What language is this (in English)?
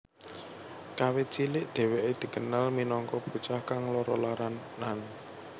Javanese